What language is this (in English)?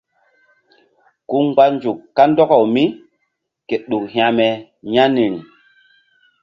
Mbum